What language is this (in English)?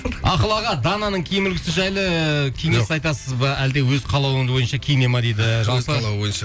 Kazakh